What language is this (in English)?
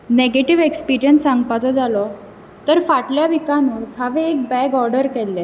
Konkani